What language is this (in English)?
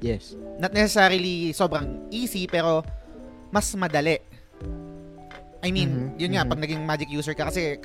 Filipino